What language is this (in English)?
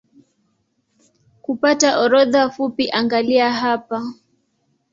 Swahili